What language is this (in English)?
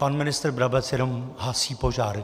Czech